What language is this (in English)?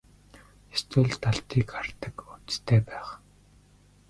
Mongolian